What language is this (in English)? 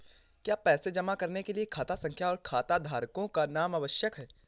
Hindi